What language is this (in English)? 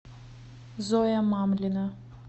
Russian